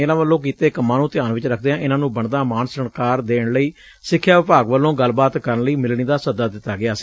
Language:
Punjabi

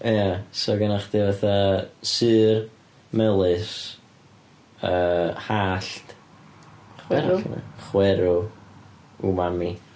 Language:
Welsh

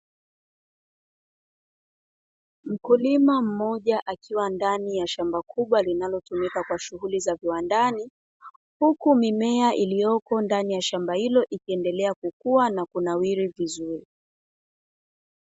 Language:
Swahili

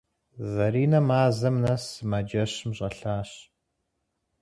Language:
Kabardian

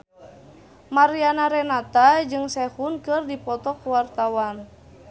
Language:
Sundanese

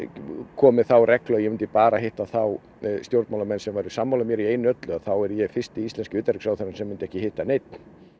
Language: Icelandic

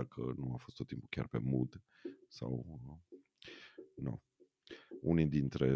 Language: Romanian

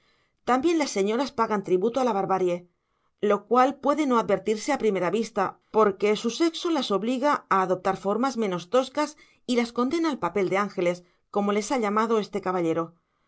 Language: Spanish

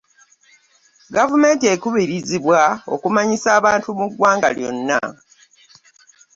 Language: Ganda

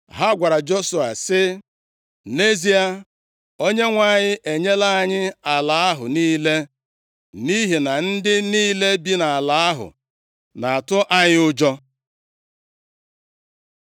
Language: Igbo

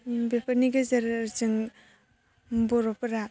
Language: Bodo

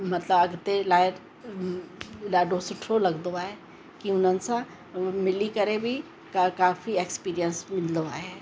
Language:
Sindhi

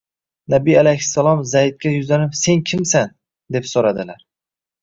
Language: Uzbek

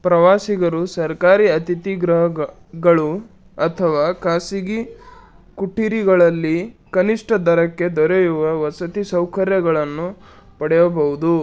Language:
Kannada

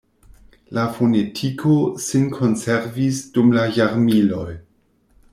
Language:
Esperanto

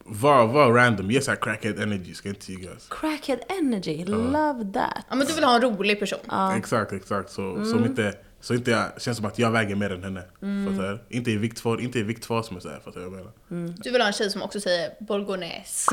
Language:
Swedish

